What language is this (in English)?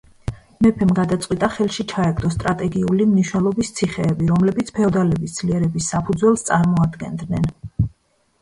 Georgian